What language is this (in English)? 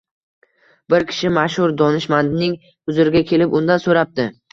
Uzbek